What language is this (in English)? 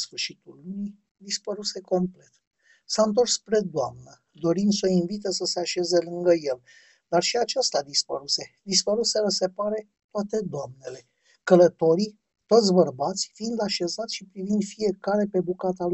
Romanian